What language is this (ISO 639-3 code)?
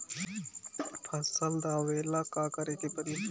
bho